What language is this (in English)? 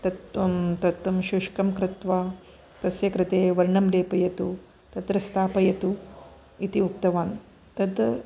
Sanskrit